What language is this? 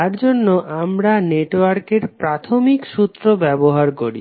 Bangla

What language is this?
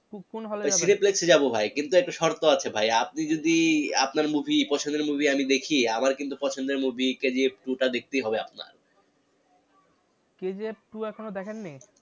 Bangla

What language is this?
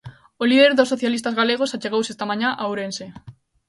Galician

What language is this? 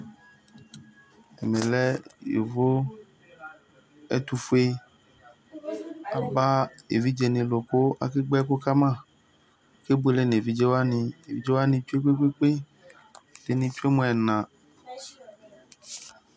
Ikposo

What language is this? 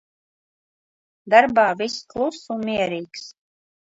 Latvian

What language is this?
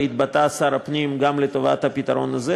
Hebrew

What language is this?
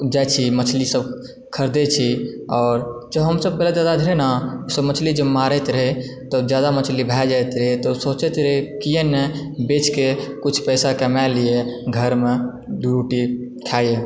Maithili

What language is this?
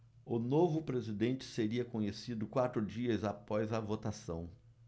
Portuguese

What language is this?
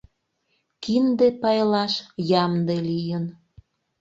Mari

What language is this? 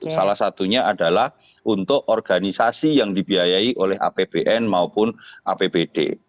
Indonesian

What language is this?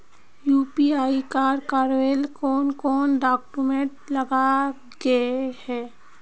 Magahi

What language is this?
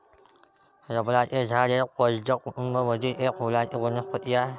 Marathi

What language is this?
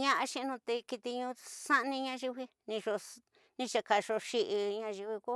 Tidaá Mixtec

